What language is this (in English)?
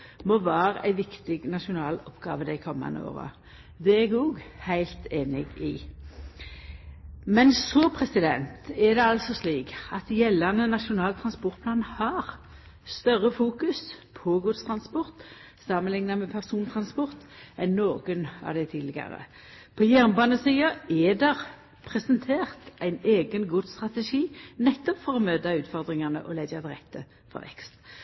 Norwegian Nynorsk